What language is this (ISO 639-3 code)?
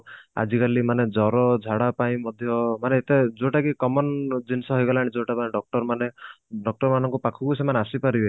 ori